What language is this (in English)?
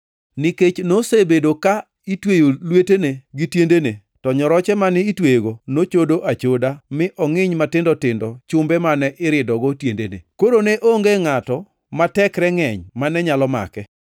Luo (Kenya and Tanzania)